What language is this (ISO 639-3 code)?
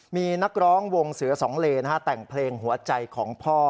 tha